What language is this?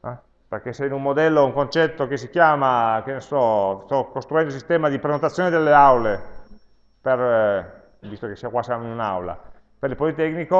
Italian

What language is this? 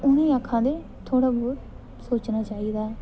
Dogri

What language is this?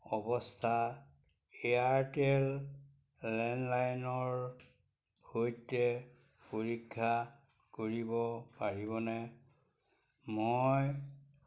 Assamese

